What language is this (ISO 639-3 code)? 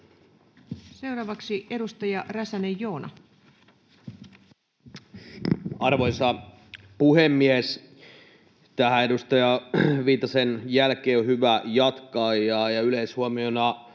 fin